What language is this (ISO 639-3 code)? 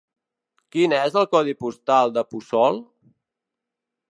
cat